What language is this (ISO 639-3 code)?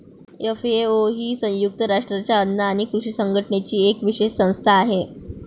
mar